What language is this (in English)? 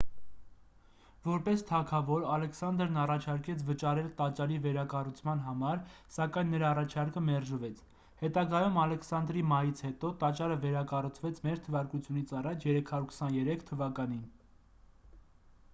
Armenian